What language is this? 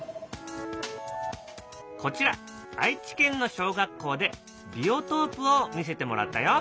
Japanese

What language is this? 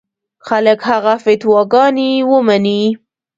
Pashto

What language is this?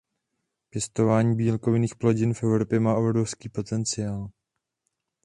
Czech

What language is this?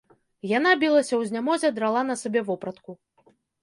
Belarusian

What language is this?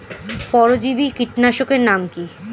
Bangla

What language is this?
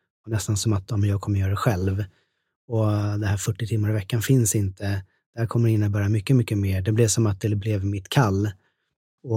Swedish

